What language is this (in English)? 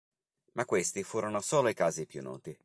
Italian